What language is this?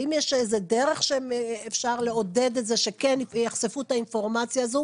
Hebrew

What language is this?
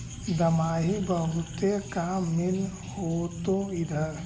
Magahi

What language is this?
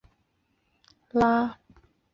Chinese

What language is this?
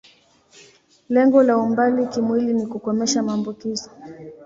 Swahili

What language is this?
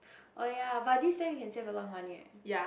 English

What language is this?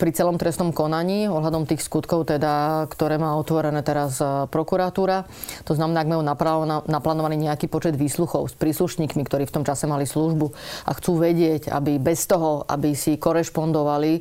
Slovak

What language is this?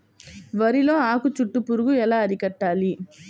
Telugu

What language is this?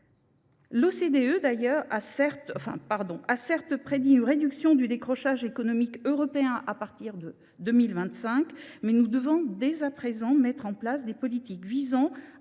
French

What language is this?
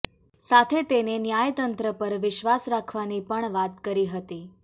Gujarati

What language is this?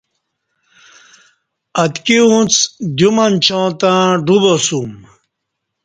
Kati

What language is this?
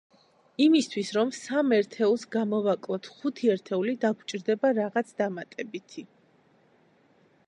Georgian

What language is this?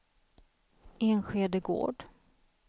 Swedish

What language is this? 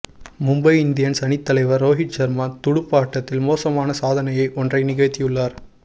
Tamil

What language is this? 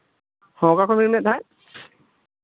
Santali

